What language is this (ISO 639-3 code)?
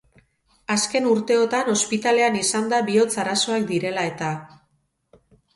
eus